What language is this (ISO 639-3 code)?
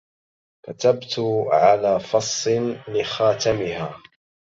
ara